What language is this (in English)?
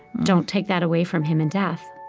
English